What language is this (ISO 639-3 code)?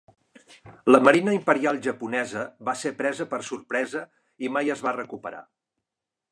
cat